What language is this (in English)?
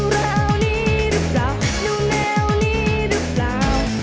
Thai